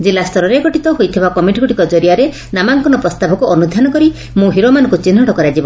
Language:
Odia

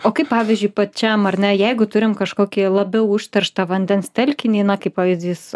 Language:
Lithuanian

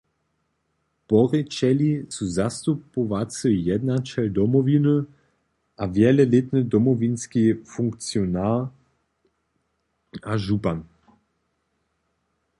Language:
Upper Sorbian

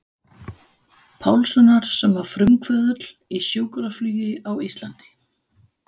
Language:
Icelandic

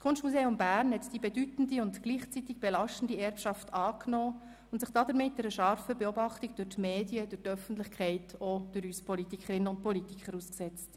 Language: Swiss German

